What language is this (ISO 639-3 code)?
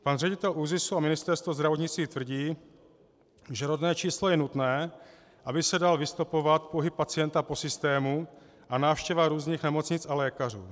ces